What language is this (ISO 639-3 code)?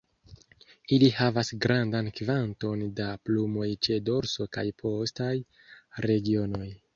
epo